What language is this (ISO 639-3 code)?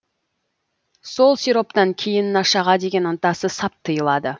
kaz